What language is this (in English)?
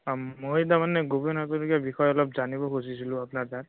Assamese